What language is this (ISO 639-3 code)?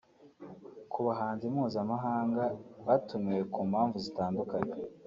kin